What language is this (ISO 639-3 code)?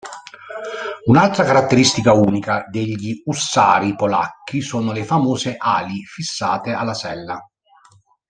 ita